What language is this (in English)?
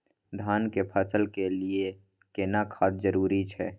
Maithili